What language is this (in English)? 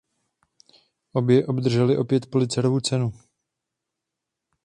Czech